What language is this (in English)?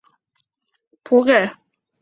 Chinese